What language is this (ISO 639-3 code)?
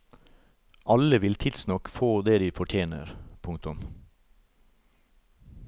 nor